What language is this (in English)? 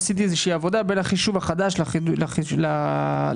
Hebrew